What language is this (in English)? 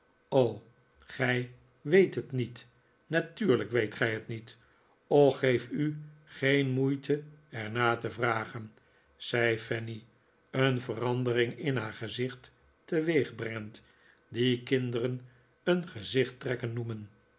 Dutch